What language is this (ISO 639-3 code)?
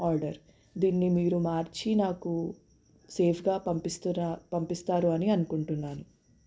tel